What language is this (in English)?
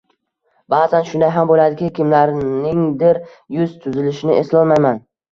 Uzbek